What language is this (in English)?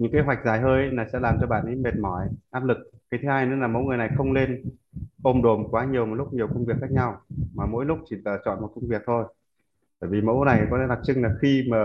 Vietnamese